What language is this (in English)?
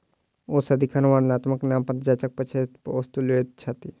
Maithili